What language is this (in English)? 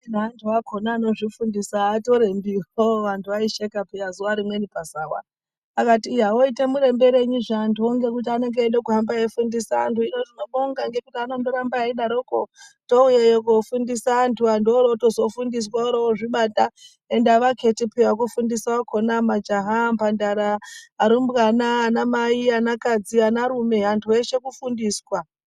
Ndau